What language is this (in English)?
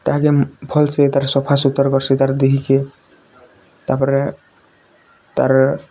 Odia